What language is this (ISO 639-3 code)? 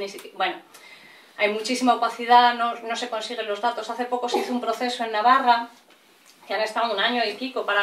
spa